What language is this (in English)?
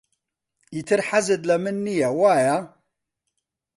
Central Kurdish